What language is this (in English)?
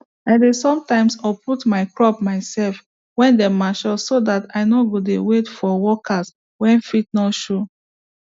Nigerian Pidgin